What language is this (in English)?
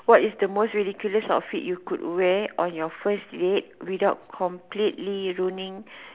English